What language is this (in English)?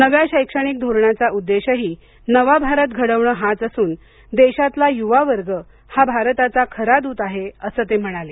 Marathi